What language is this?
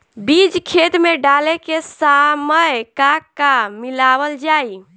Bhojpuri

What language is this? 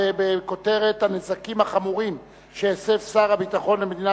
Hebrew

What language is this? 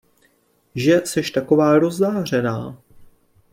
Czech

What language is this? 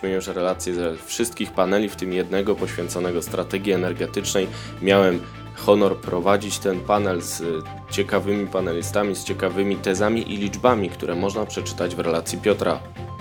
Polish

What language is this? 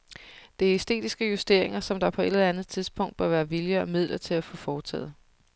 Danish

